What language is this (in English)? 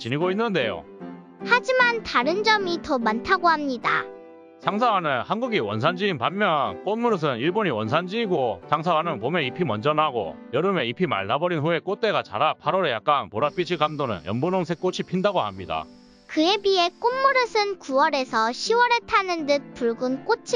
Korean